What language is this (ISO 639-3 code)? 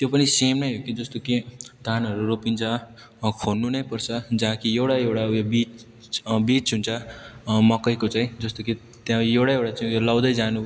nep